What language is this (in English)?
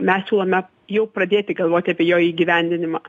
Lithuanian